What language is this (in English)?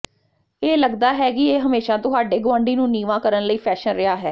Punjabi